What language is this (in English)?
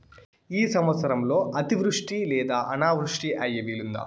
Telugu